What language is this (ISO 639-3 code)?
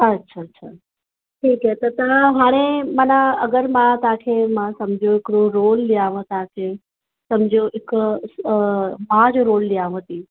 snd